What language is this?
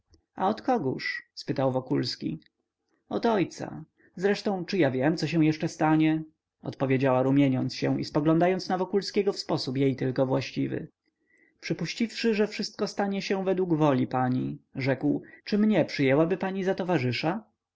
Polish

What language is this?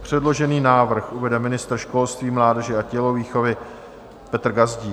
Czech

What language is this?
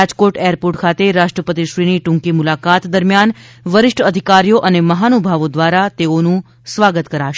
Gujarati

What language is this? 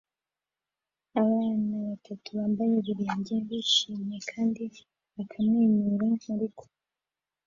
Kinyarwanda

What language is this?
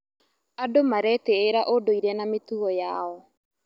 Kikuyu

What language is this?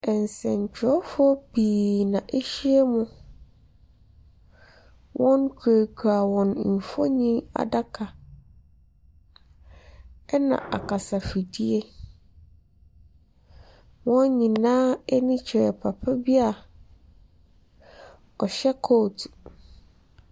Akan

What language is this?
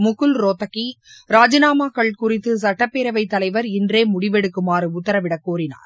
Tamil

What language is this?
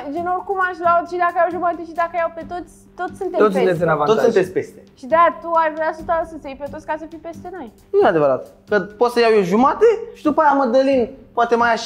Romanian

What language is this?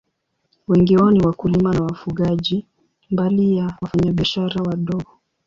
Swahili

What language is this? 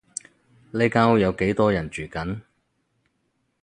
Cantonese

